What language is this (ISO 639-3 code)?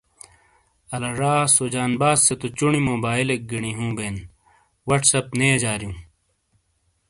scl